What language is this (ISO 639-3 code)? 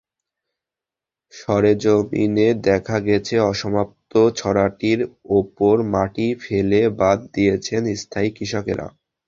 ben